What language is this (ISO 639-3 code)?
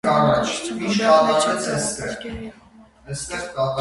hye